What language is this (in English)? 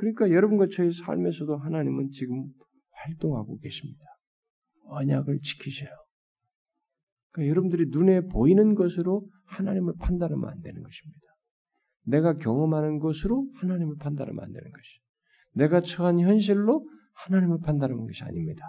Korean